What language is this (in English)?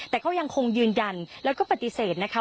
Thai